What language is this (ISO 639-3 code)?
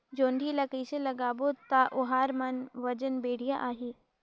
hne